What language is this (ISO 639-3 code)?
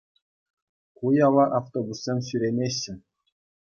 chv